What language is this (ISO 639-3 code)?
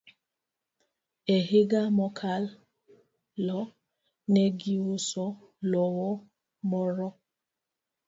luo